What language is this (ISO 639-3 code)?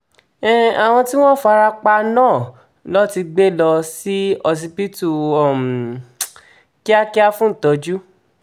yor